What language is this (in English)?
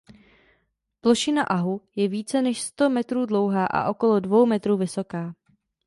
Czech